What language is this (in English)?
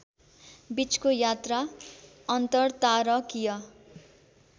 Nepali